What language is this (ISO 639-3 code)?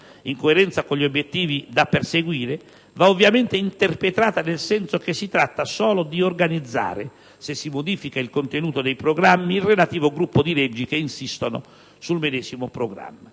ita